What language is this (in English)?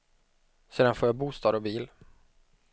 Swedish